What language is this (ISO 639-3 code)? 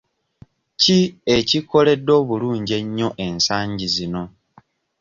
lug